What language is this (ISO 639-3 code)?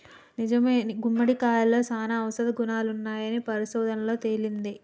tel